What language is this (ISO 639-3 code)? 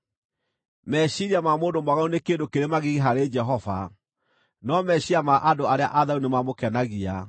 kik